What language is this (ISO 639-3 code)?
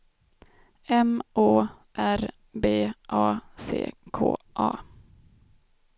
swe